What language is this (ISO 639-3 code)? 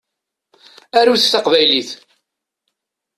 kab